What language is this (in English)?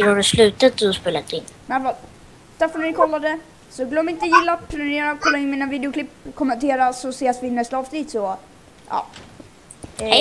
Swedish